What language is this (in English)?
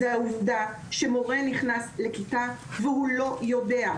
Hebrew